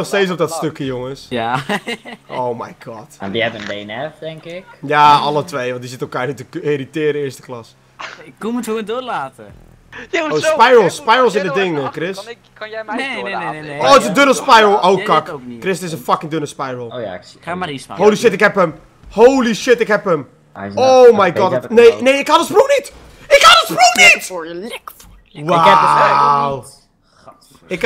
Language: Dutch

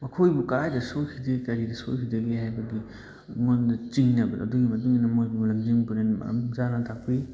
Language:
Manipuri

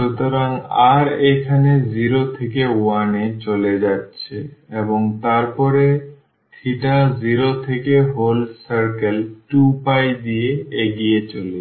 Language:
Bangla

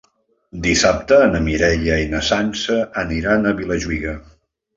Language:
Catalan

